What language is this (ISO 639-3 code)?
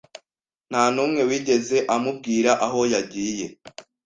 kin